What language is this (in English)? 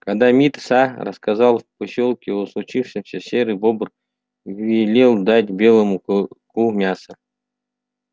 Russian